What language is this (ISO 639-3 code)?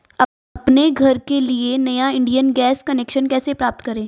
hin